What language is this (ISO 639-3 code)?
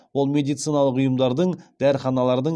kaz